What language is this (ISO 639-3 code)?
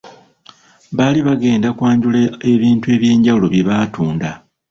lug